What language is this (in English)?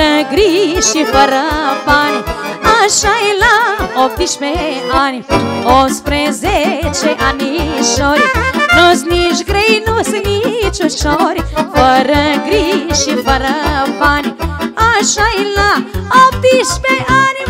Romanian